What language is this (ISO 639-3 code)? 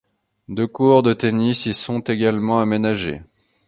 fra